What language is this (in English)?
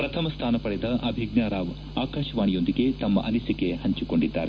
Kannada